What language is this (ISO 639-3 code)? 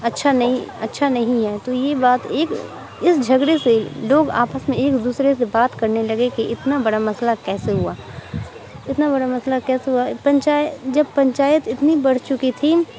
urd